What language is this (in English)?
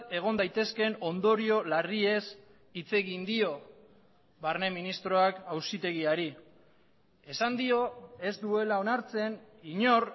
Basque